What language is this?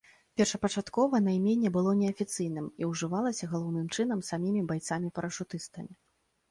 Belarusian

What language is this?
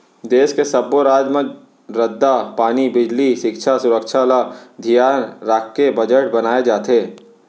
Chhattisgarhi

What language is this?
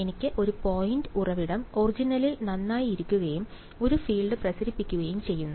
Malayalam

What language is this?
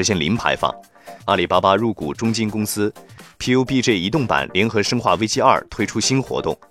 Chinese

